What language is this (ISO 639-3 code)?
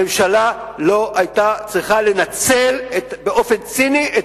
heb